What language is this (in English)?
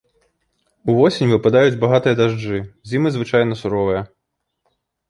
Belarusian